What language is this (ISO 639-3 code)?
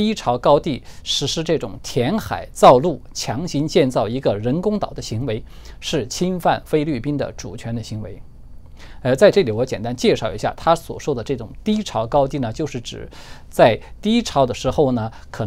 zho